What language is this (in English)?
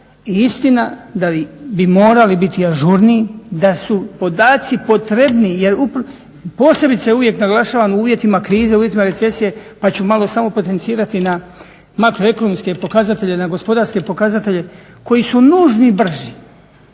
Croatian